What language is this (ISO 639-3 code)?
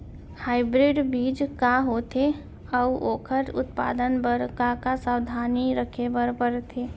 hne